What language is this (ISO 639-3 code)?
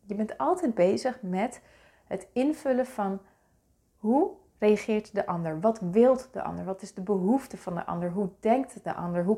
nld